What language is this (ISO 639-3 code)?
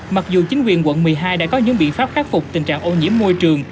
vie